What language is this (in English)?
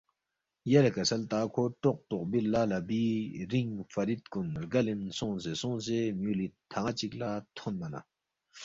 Balti